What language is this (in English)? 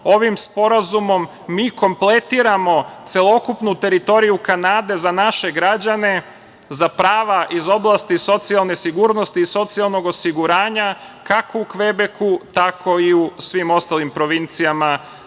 Serbian